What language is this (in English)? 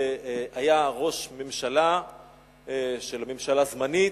Hebrew